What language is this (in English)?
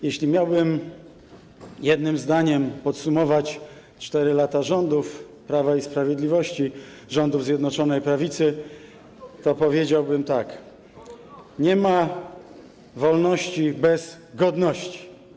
Polish